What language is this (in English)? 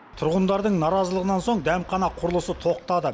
Kazakh